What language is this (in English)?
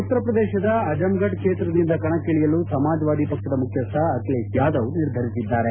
Kannada